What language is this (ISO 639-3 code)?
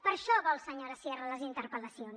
cat